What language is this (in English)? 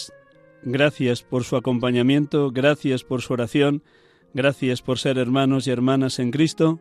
Spanish